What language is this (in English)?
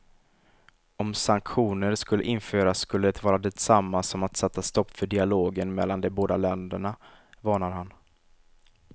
Swedish